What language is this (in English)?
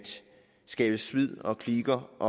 Danish